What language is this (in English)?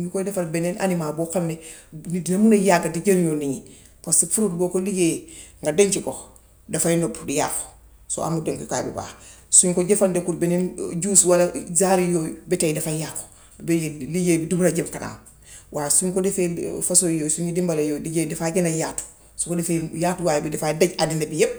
Gambian Wolof